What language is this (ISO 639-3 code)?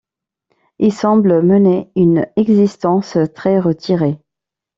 fra